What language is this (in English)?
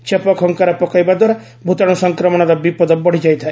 Odia